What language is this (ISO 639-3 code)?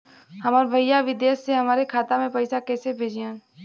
bho